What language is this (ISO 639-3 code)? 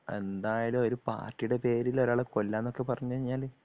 mal